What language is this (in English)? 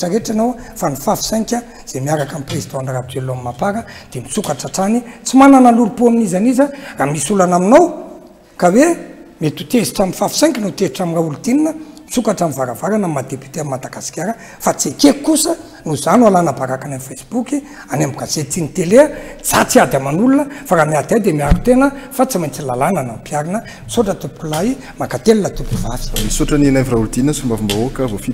Romanian